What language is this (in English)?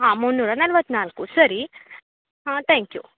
Kannada